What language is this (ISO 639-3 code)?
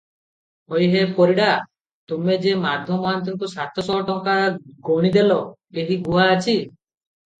ori